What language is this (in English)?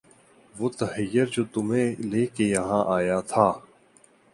Urdu